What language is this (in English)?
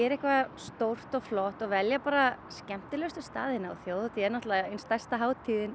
Icelandic